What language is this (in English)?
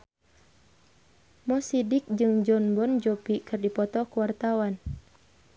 Sundanese